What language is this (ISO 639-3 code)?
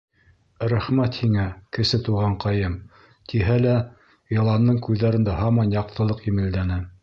bak